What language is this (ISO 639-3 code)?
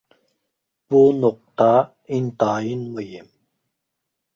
uig